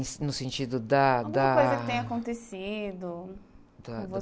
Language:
Portuguese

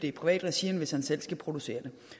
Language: Danish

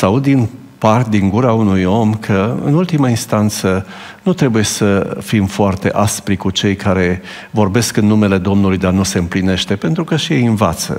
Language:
Romanian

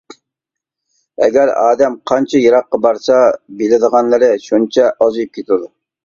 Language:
Uyghur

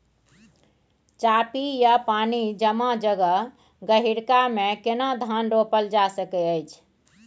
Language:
Maithili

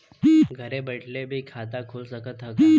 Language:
Bhojpuri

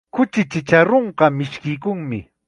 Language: Chiquián Ancash Quechua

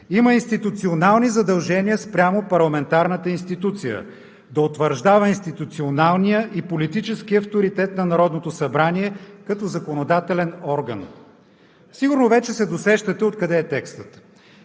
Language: Bulgarian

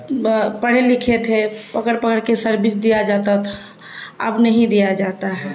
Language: Urdu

